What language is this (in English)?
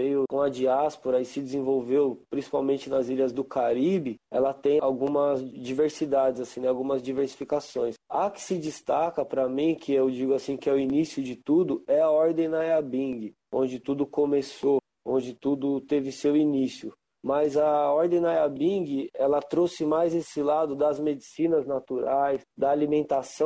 Portuguese